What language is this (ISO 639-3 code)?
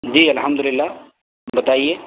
urd